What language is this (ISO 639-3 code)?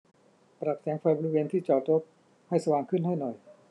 tha